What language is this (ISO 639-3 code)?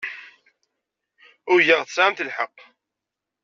kab